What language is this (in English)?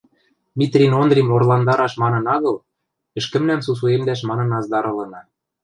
Western Mari